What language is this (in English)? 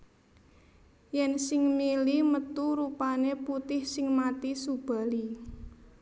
Javanese